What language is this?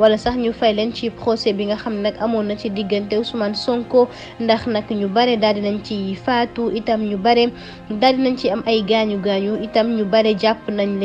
Arabic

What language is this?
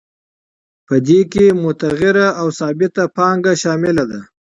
Pashto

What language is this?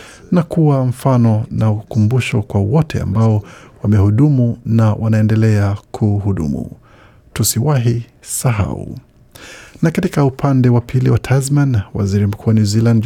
Swahili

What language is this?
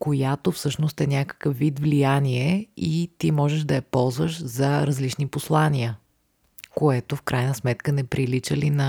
Bulgarian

